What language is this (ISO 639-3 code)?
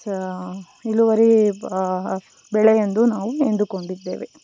kan